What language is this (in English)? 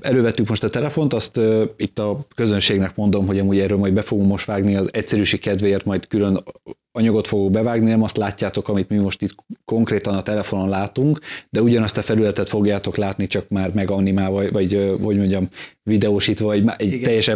Hungarian